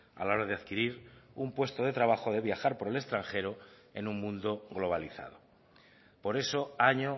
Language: Spanish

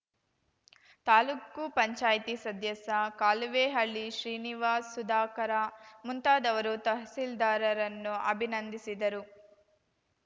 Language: Kannada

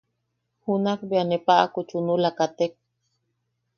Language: Yaqui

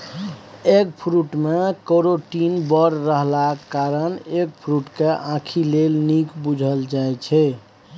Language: Maithili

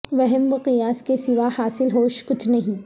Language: Urdu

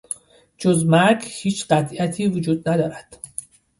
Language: Persian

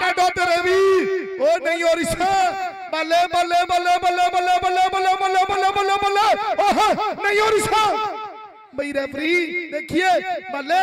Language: Hindi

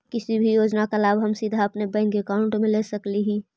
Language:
Magahi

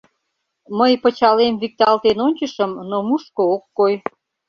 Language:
Mari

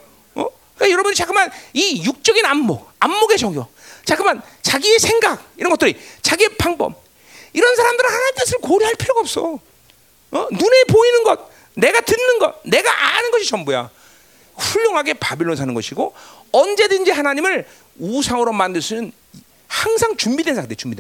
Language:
Korean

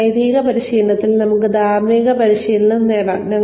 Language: Malayalam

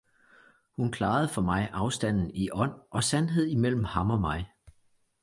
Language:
Danish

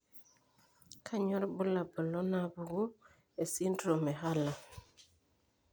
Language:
Masai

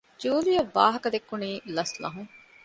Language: Divehi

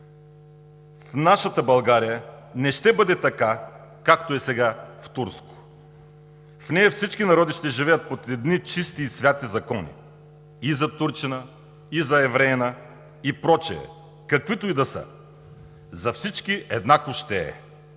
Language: Bulgarian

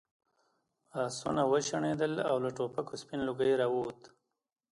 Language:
Pashto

